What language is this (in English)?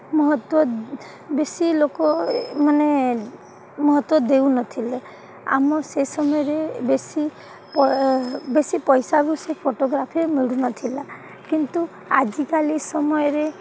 Odia